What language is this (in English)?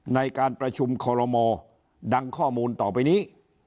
Thai